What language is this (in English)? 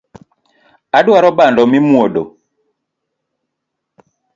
Luo (Kenya and Tanzania)